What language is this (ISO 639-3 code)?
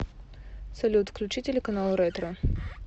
rus